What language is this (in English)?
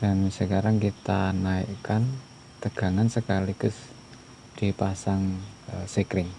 Indonesian